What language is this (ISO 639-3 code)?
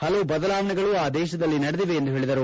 kan